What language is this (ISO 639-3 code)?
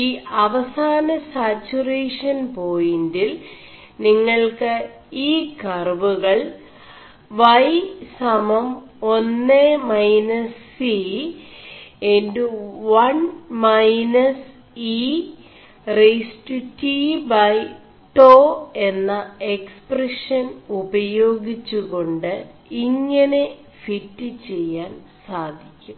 mal